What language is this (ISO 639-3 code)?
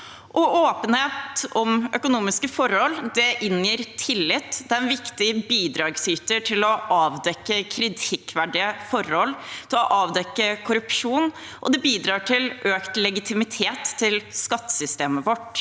nor